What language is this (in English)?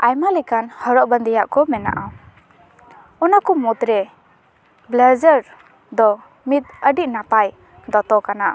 Santali